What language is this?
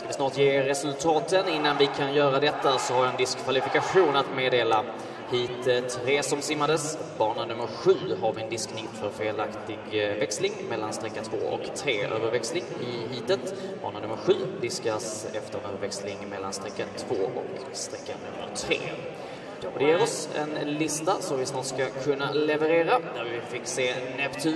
Swedish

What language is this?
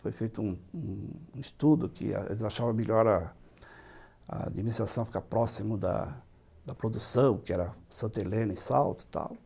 Portuguese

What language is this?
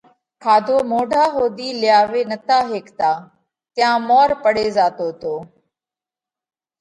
Parkari Koli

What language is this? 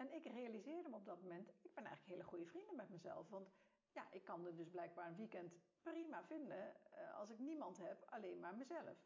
Dutch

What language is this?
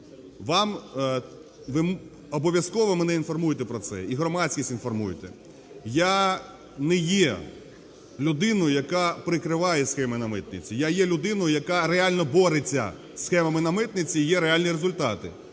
Ukrainian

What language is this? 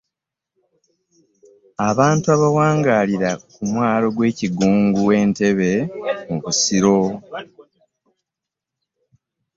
Ganda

